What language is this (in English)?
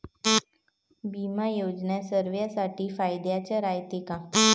Marathi